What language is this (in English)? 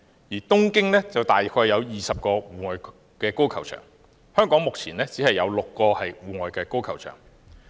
Cantonese